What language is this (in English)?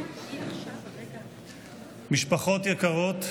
Hebrew